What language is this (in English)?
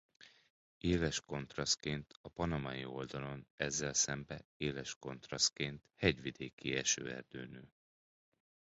Hungarian